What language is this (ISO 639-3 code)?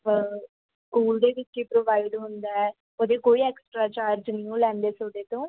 pan